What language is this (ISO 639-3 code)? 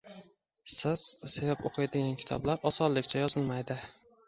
uzb